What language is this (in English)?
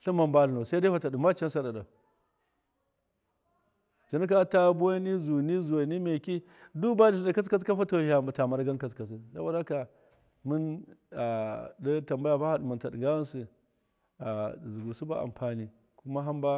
Miya